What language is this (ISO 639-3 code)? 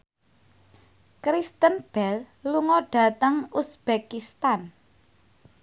jav